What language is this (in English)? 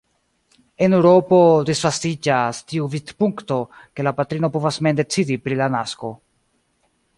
Esperanto